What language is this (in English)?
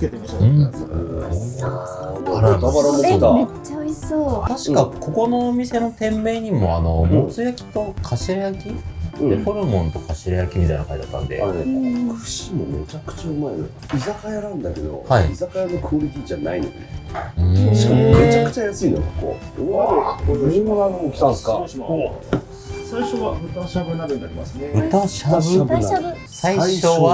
Japanese